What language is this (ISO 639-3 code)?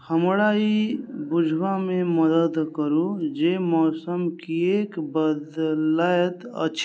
mai